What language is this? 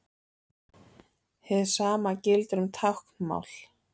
Icelandic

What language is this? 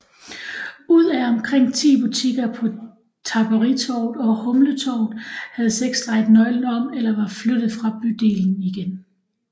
Danish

